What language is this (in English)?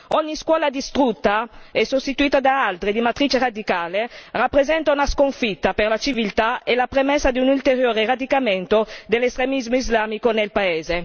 Italian